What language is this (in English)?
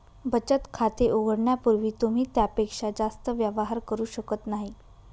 Marathi